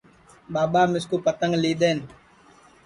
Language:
Sansi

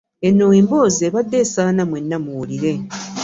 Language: Ganda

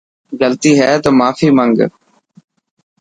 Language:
Dhatki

